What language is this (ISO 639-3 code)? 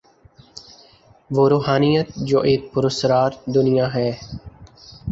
urd